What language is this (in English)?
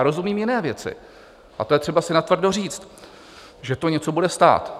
Czech